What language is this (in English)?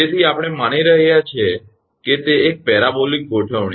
Gujarati